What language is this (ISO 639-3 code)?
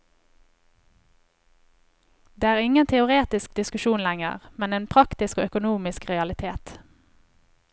nor